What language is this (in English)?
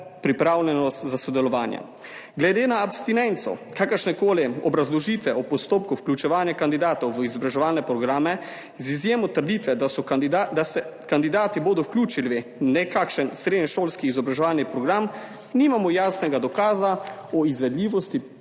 Slovenian